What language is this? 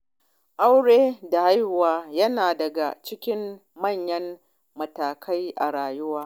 Hausa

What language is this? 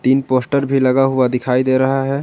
Hindi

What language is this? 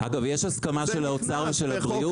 Hebrew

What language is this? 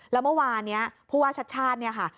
Thai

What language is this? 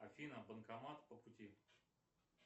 Russian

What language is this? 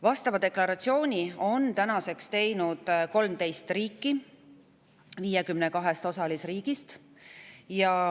Estonian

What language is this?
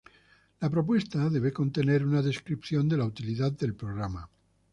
Spanish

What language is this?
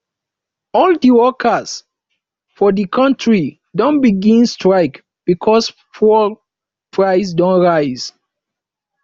Nigerian Pidgin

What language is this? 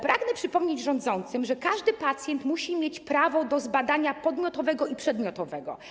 Polish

